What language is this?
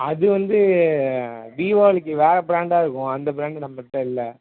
Tamil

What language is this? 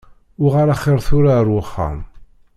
Kabyle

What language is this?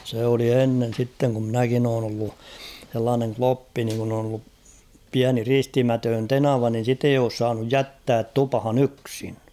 Finnish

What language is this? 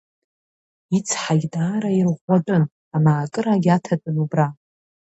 Abkhazian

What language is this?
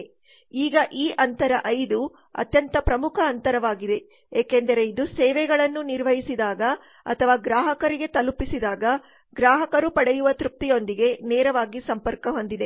Kannada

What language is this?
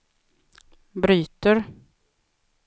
Swedish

